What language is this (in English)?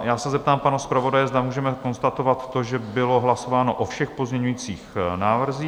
Czech